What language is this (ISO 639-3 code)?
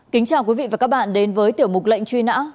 vie